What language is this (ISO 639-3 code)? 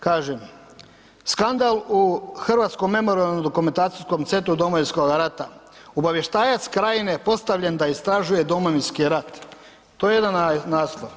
hrv